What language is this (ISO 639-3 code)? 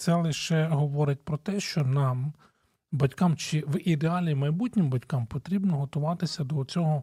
ukr